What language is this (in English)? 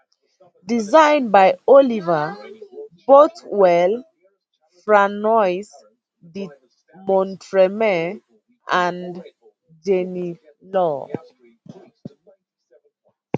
Nigerian Pidgin